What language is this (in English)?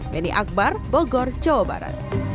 Indonesian